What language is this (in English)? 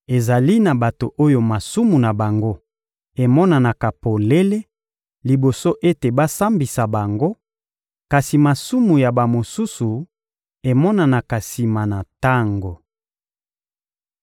Lingala